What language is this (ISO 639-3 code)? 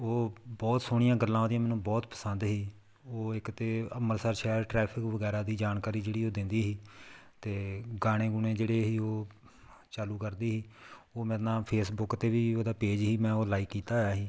pan